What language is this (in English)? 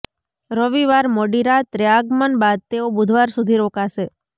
Gujarati